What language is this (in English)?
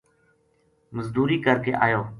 Gujari